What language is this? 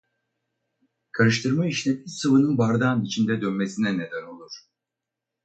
Turkish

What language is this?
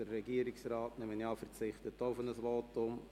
Swiss German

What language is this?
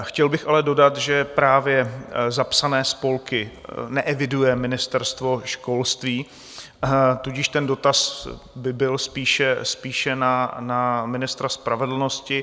Czech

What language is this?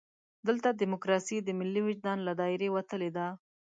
Pashto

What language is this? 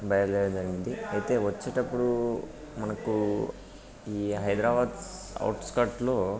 Telugu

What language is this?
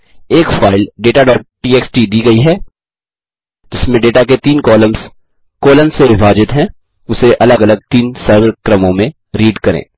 Hindi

